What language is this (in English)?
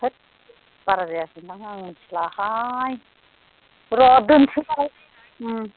Bodo